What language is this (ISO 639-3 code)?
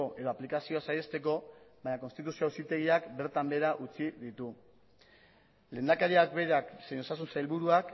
eus